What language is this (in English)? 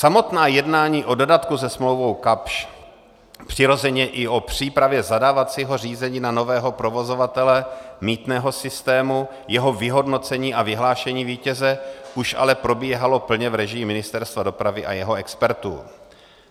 Czech